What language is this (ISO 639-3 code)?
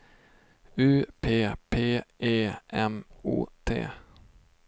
swe